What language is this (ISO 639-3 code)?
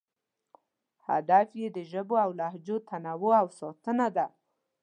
pus